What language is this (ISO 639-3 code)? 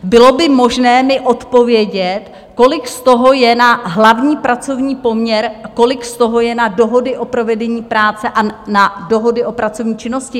ces